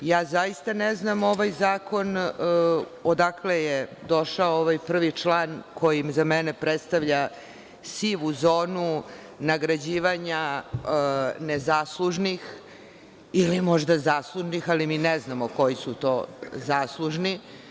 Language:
Serbian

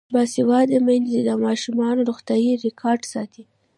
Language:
Pashto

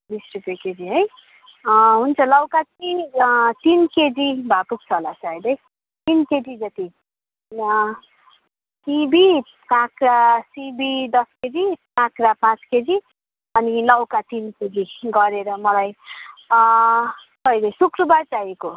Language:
Nepali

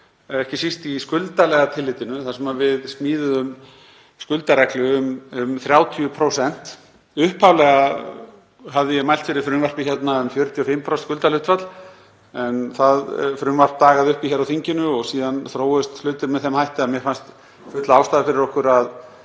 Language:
Icelandic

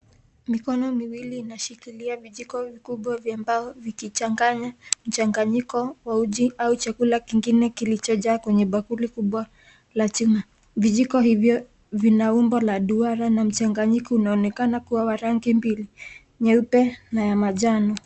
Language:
Swahili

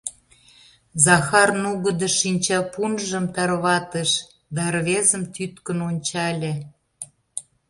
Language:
Mari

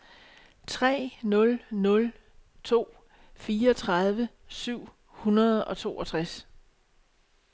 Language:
Danish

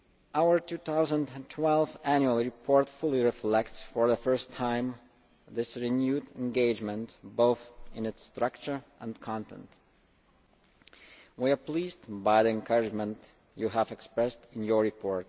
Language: English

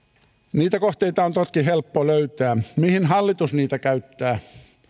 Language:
Finnish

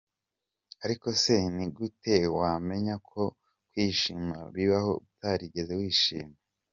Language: Kinyarwanda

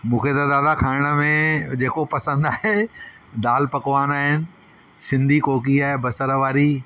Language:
Sindhi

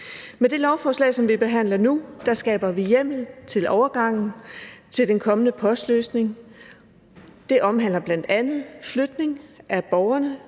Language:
Danish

